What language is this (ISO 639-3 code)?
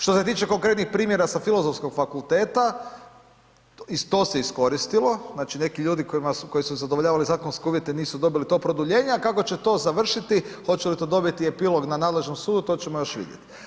hrv